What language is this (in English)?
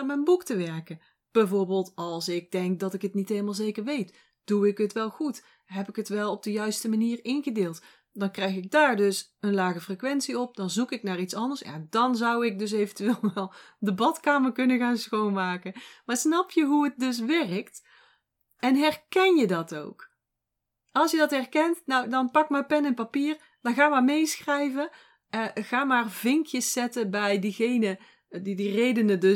Dutch